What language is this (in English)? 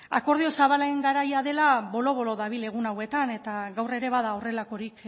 Basque